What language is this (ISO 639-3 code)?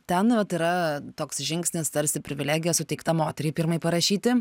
lit